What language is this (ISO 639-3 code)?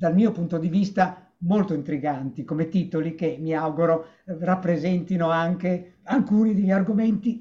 ita